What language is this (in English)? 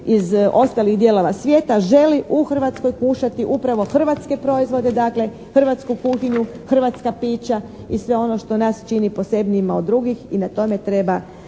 Croatian